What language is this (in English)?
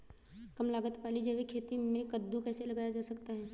Hindi